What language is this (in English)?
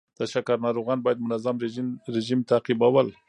Pashto